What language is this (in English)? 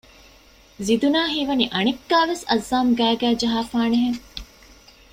Divehi